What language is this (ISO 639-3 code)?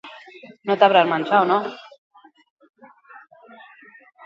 eus